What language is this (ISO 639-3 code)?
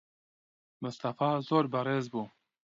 ckb